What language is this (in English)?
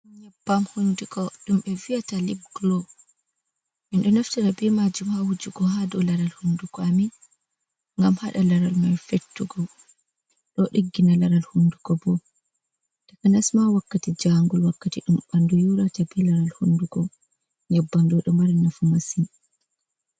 Fula